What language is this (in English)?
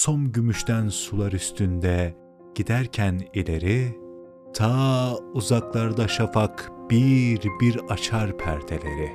Turkish